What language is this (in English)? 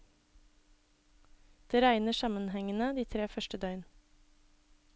Norwegian